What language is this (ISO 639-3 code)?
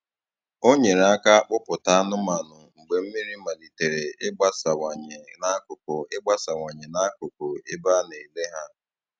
ibo